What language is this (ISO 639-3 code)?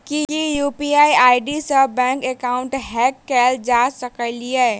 mai